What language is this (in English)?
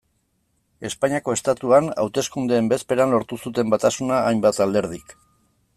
Basque